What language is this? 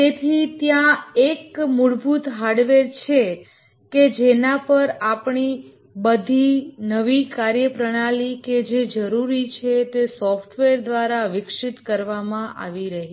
Gujarati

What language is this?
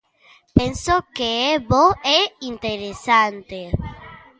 Galician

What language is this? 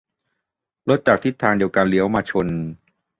Thai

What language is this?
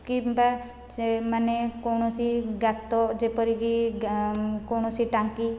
Odia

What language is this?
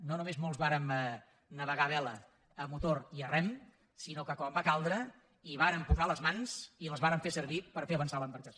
Catalan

